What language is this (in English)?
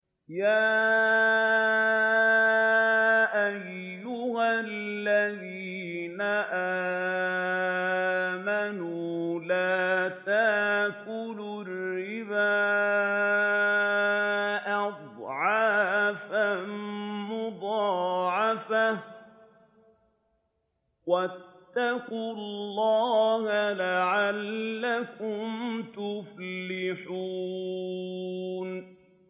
Arabic